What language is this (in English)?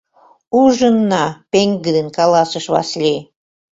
Mari